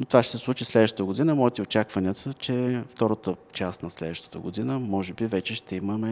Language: Bulgarian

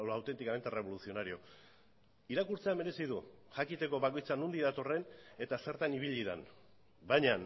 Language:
Basque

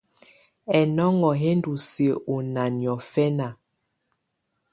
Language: Tunen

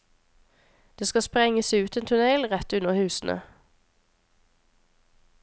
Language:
Norwegian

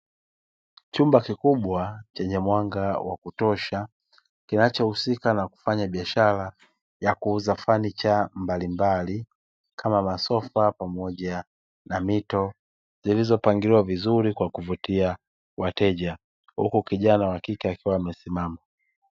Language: Swahili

